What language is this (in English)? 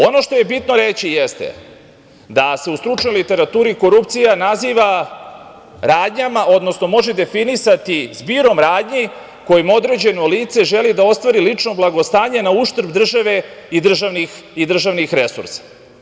Serbian